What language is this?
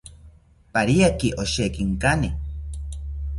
South Ucayali Ashéninka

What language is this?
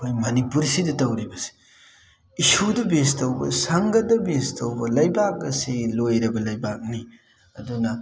Manipuri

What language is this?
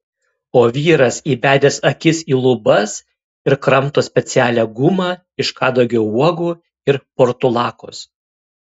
Lithuanian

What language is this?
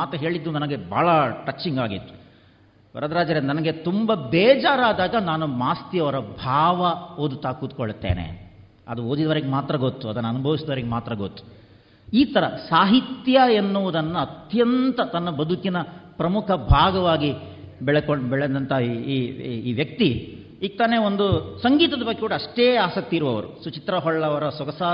Kannada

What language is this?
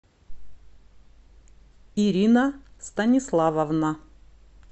Russian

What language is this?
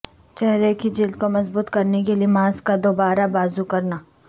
Urdu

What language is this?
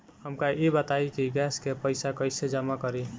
Bhojpuri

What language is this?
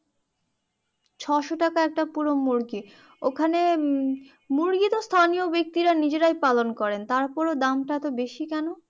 Bangla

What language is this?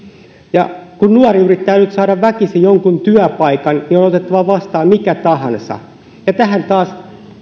Finnish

